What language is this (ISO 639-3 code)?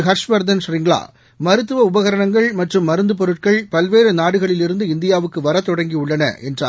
tam